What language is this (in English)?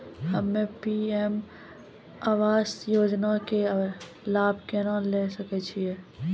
Maithili